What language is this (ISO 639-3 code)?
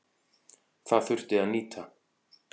isl